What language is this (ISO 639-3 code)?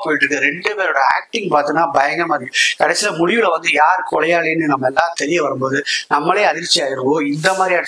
tam